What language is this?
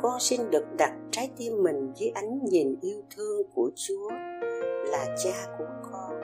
Vietnamese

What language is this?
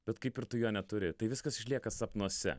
Lithuanian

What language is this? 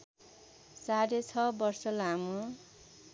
Nepali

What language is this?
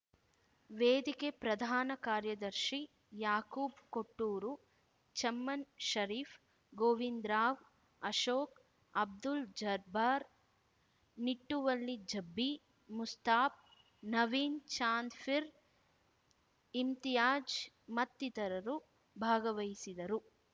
Kannada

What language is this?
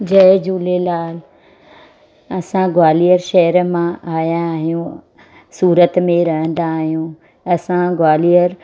Sindhi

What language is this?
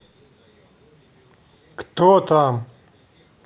Russian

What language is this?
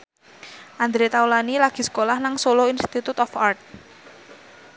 Javanese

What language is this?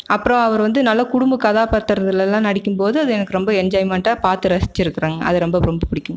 Tamil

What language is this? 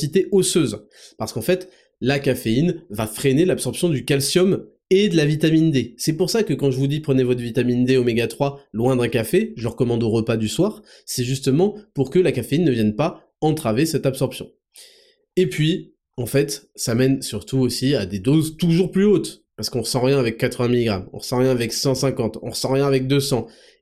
French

